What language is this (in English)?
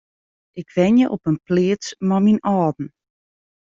Western Frisian